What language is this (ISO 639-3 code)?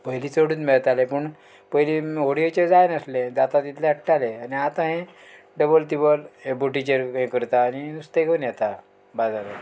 kok